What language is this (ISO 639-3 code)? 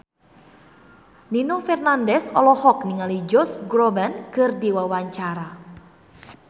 sun